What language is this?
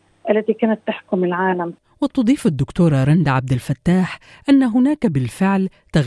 Arabic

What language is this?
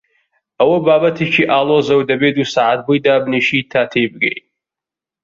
Central Kurdish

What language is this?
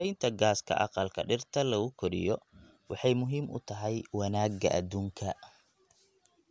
Somali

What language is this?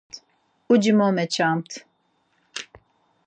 Laz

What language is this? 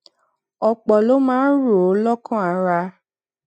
Yoruba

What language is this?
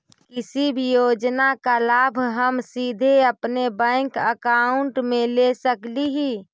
Magahi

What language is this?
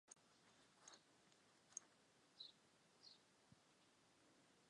Chinese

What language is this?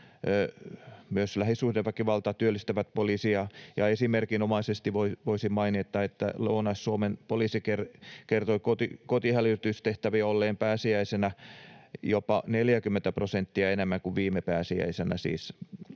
Finnish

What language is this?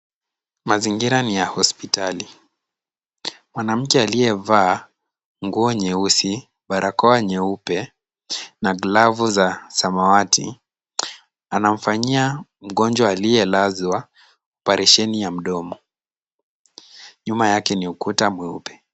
Swahili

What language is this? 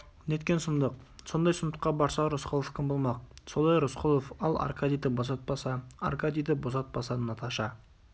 Kazakh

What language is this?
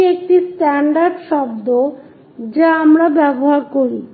Bangla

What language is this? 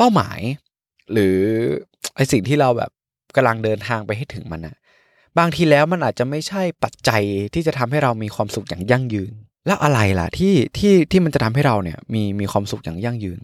Thai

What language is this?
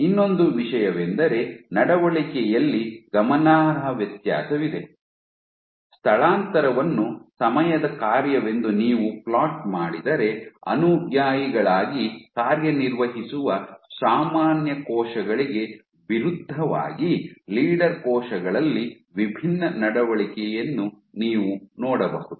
Kannada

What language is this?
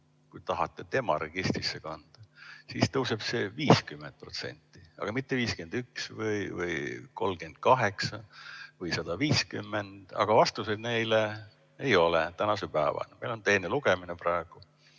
Estonian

